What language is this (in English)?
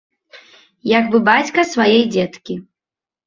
Belarusian